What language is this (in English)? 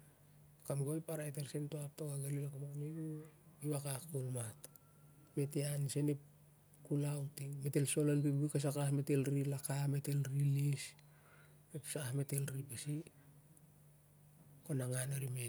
Siar-Lak